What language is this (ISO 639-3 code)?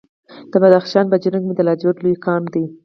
pus